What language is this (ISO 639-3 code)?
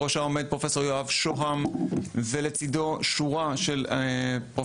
heb